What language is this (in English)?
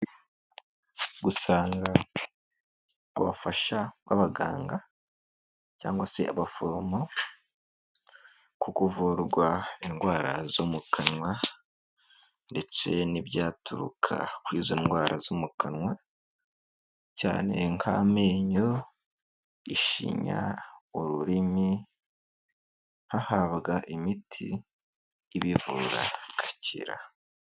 Kinyarwanda